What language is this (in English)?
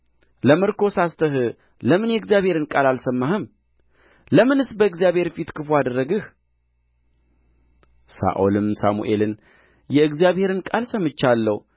Amharic